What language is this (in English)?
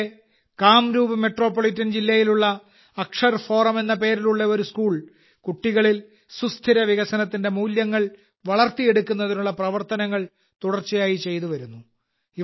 Malayalam